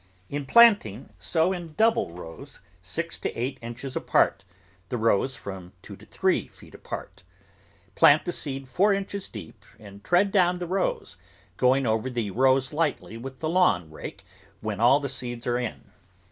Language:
English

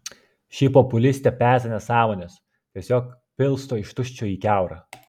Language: Lithuanian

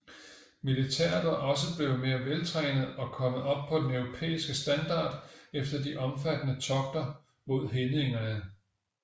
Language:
Danish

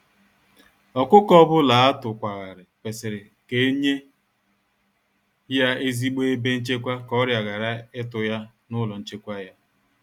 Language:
Igbo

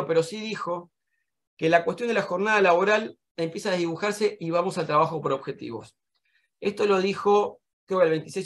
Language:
Spanish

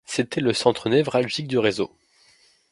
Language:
French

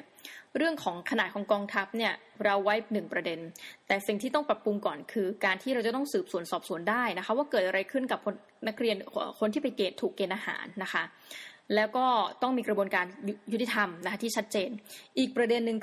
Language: Thai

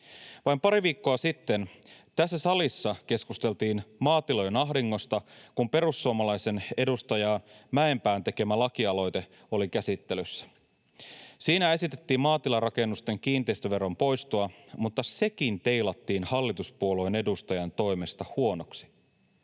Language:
Finnish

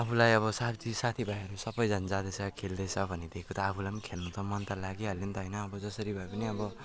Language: Nepali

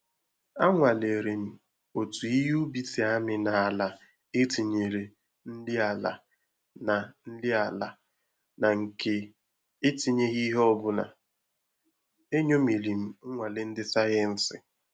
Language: Igbo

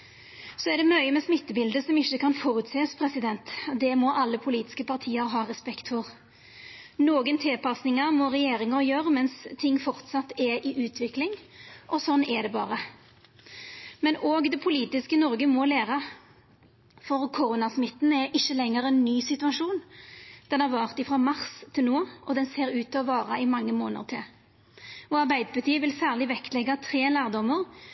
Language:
Norwegian Nynorsk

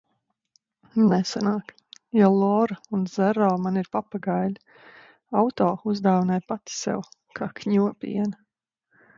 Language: Latvian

